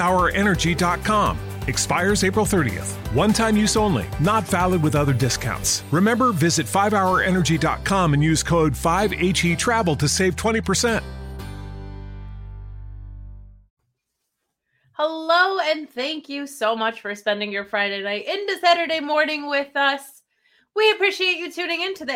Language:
English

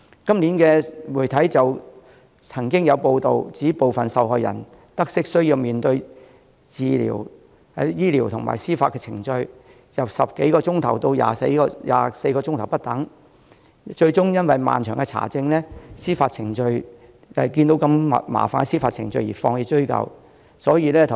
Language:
Cantonese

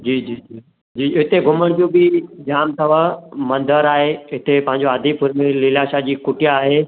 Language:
Sindhi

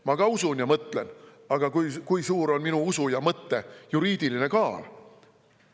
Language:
Estonian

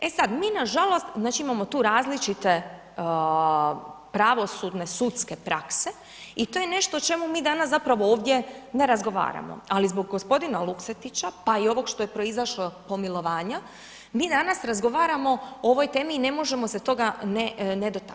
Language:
Croatian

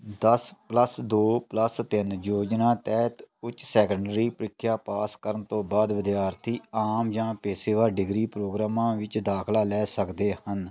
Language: Punjabi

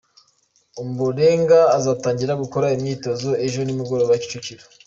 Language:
Kinyarwanda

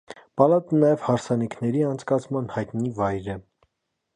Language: Armenian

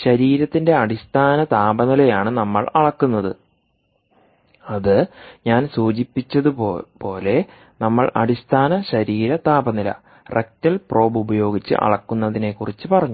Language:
Malayalam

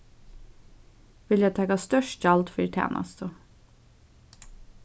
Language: Faroese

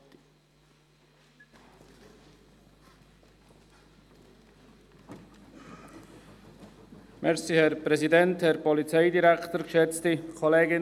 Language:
Swiss German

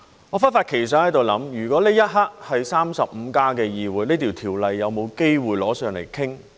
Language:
Cantonese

